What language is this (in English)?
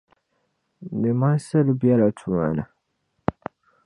Dagbani